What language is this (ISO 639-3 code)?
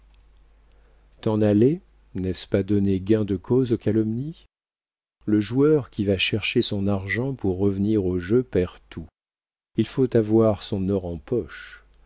fra